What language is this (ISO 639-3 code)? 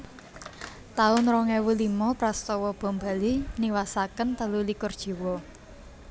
jav